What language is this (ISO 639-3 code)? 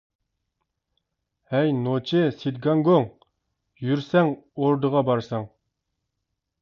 uig